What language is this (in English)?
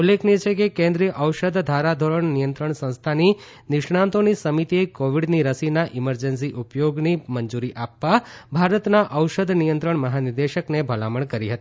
Gujarati